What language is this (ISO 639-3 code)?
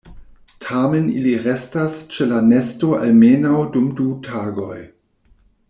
epo